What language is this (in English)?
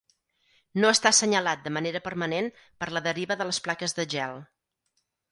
Catalan